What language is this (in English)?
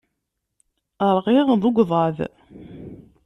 Kabyle